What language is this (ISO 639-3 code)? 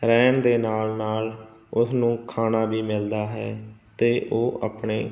pan